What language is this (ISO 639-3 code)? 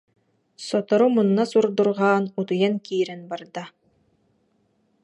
sah